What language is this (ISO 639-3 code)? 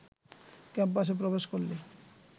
ben